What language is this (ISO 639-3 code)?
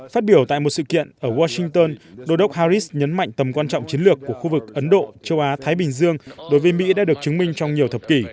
vie